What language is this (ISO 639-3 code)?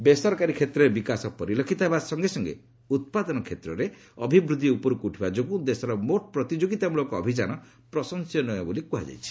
ori